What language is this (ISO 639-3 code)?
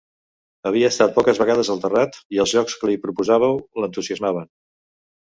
cat